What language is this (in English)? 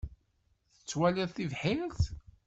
Kabyle